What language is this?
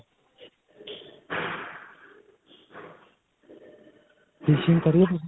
Punjabi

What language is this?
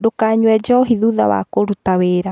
Kikuyu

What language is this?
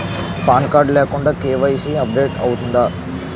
Telugu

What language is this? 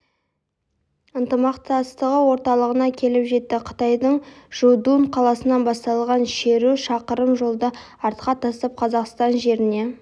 Kazakh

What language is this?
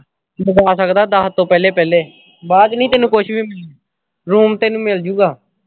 Punjabi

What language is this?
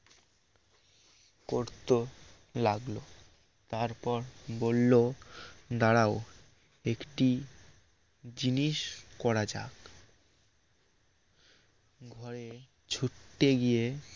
Bangla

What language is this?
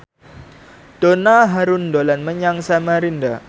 Javanese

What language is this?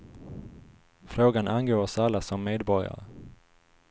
Swedish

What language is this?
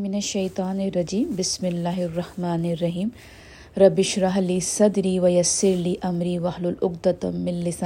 Urdu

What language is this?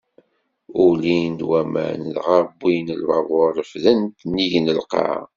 Kabyle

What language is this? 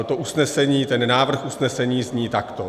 Czech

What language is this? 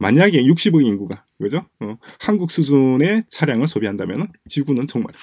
Korean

